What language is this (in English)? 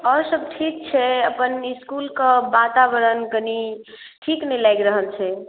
Maithili